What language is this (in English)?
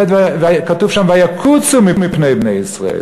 Hebrew